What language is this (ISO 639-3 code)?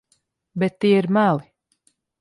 lav